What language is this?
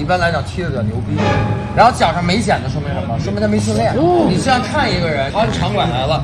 Chinese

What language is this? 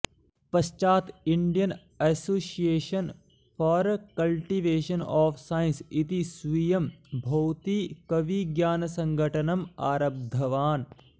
Sanskrit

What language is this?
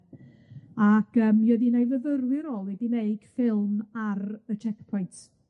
Welsh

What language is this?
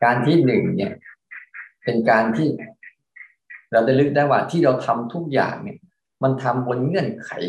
Thai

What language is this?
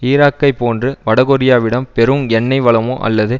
Tamil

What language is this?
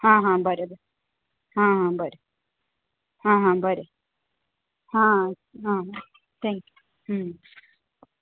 Konkani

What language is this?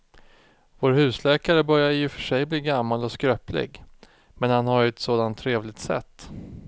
Swedish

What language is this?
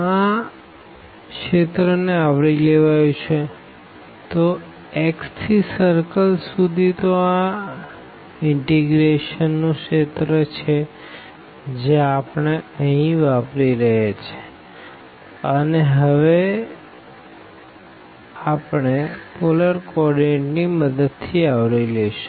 Gujarati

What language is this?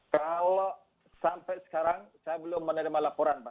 Indonesian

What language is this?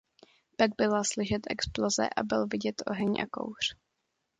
Czech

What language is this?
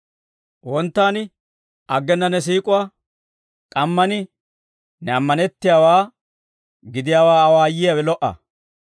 Dawro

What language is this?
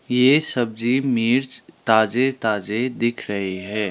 Hindi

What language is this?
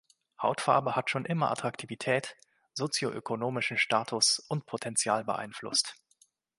German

